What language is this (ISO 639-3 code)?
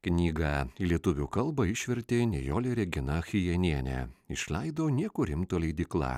lit